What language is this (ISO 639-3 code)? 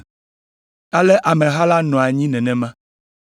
ewe